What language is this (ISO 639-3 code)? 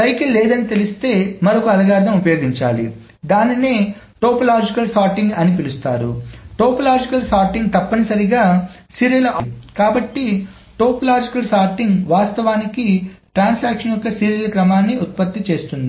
tel